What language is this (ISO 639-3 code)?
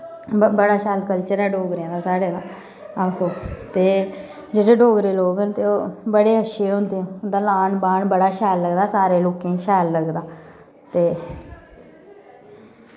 doi